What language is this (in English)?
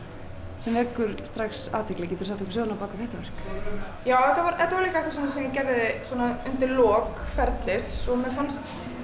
Icelandic